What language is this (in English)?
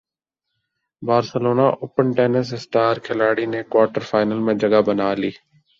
Urdu